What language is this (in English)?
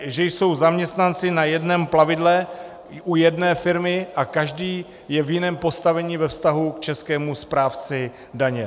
Czech